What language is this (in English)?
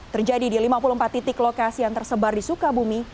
Indonesian